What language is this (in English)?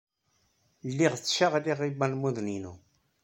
Kabyle